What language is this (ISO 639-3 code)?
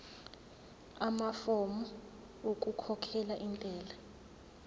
zul